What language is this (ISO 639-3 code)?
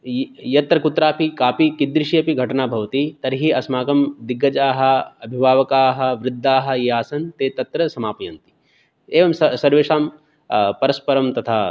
san